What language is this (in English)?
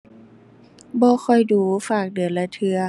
Thai